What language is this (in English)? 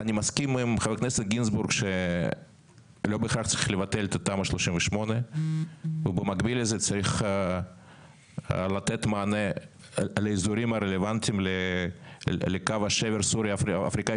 Hebrew